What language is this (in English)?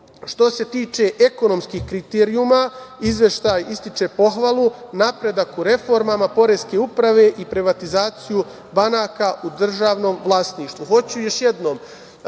Serbian